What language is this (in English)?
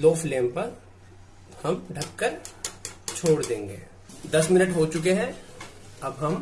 Hindi